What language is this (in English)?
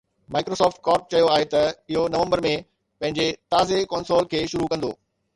Sindhi